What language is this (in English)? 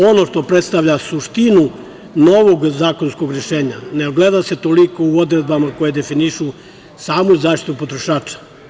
Serbian